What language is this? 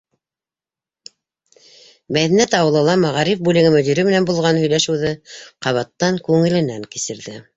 Bashkir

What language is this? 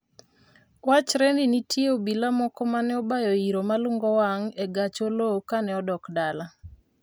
Luo (Kenya and Tanzania)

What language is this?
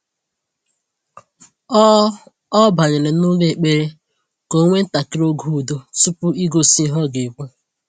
Igbo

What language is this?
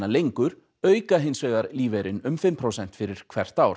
Icelandic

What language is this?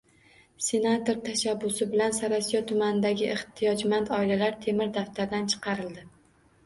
Uzbek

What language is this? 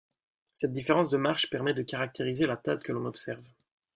French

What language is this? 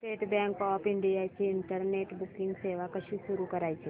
Marathi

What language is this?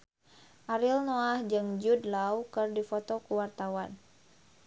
Sundanese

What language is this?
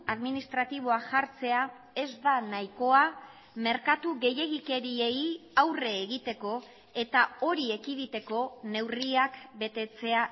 Basque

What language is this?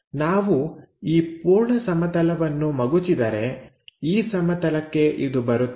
Kannada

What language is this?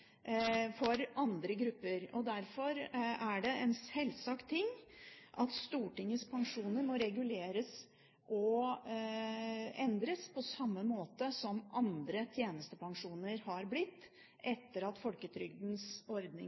Norwegian Bokmål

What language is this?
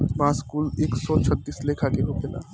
Bhojpuri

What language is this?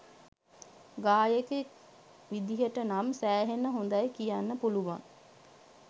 Sinhala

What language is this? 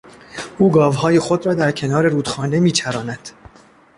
Persian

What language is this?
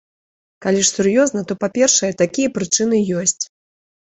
Belarusian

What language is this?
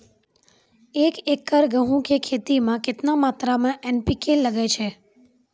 Maithili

